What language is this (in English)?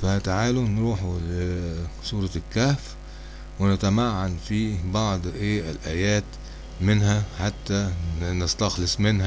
Arabic